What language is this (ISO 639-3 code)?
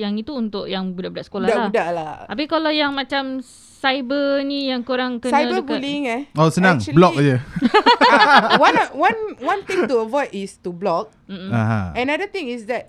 msa